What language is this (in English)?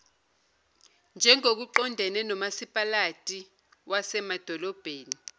Zulu